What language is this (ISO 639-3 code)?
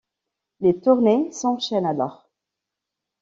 fra